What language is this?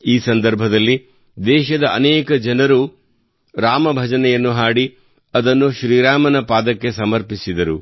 Kannada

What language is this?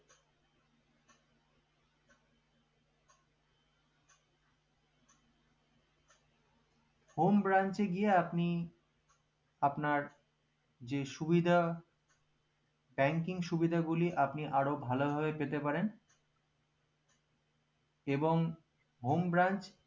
Bangla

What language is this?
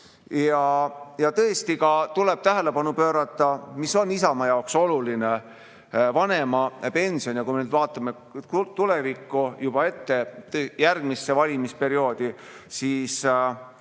Estonian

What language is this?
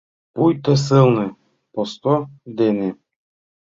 Mari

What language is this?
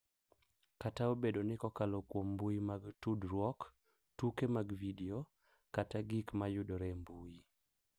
Luo (Kenya and Tanzania)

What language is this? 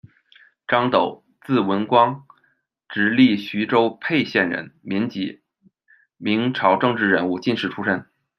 Chinese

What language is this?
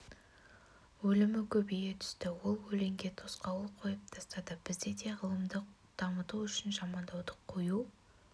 Kazakh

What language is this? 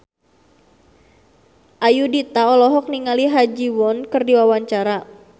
Sundanese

